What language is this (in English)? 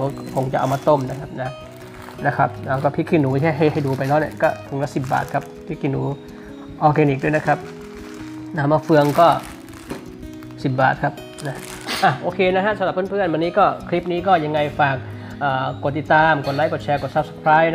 Thai